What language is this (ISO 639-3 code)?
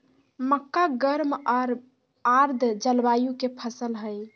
mag